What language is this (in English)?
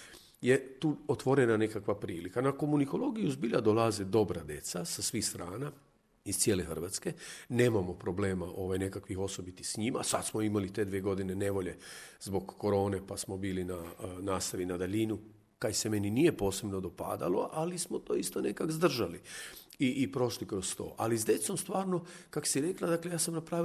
Croatian